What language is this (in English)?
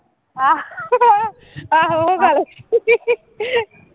Punjabi